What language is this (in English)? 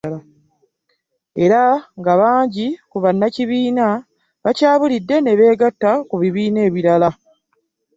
Ganda